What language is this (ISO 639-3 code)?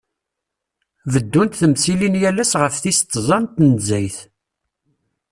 kab